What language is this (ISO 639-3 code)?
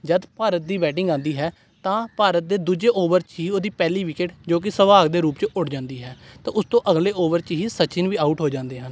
pan